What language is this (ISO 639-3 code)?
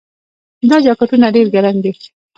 pus